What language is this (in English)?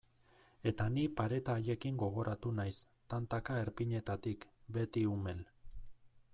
Basque